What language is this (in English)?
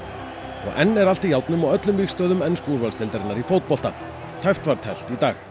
Icelandic